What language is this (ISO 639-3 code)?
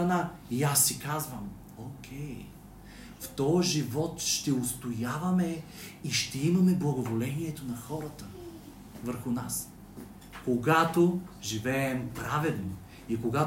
bul